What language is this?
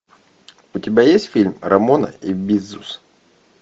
Russian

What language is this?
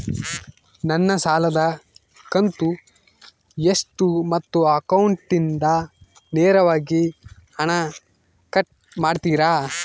Kannada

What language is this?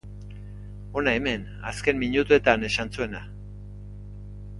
Basque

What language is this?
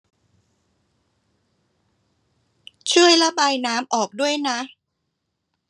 Thai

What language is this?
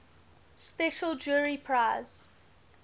English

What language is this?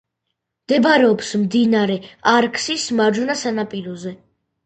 Georgian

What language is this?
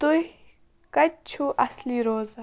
Kashmiri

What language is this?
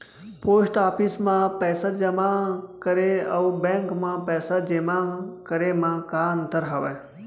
Chhattisgarhi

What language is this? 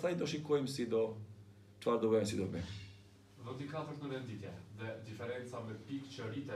Romanian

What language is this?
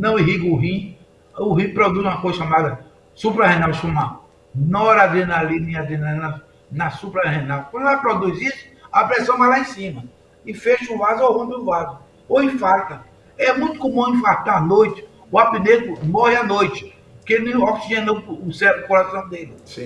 Portuguese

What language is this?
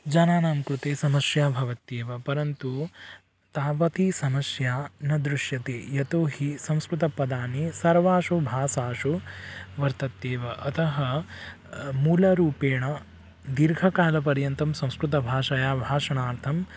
Sanskrit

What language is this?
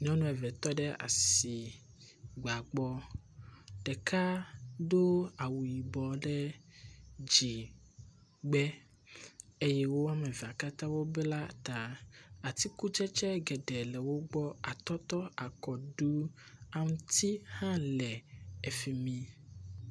Ewe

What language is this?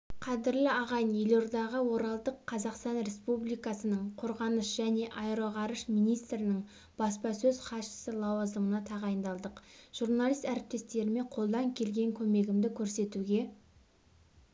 Kazakh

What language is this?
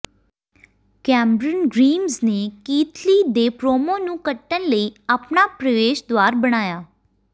Punjabi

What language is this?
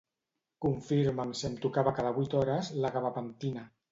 Catalan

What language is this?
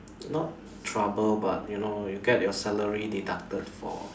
English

